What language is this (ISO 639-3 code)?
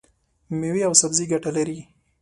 pus